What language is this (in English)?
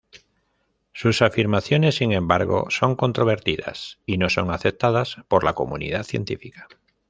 Spanish